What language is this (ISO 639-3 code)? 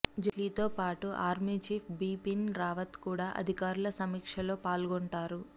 tel